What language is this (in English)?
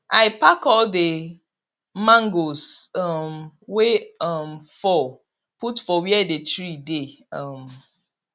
Nigerian Pidgin